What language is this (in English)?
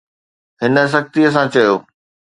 Sindhi